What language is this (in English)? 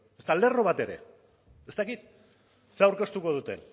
Basque